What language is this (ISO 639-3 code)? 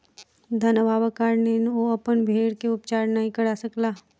mai